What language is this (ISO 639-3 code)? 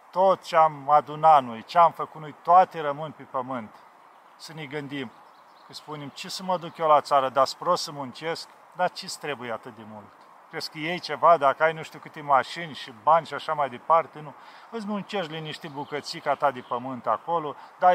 ron